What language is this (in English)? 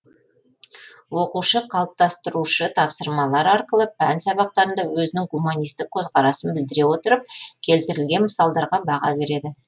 Kazakh